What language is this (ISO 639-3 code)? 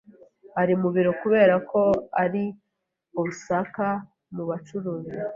kin